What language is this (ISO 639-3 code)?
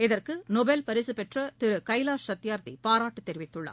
tam